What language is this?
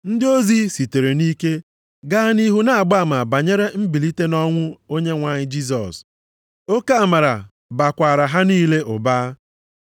Igbo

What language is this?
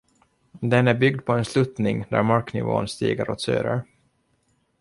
Swedish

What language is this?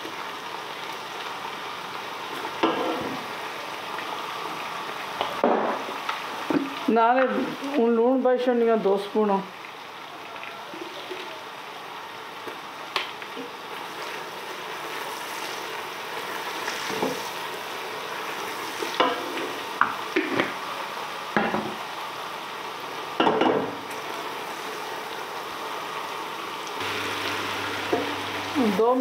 Punjabi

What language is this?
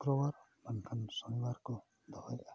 Santali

